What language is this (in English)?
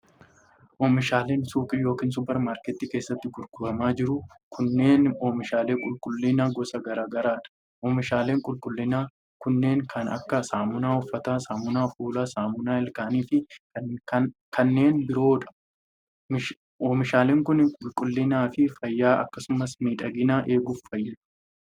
Oromo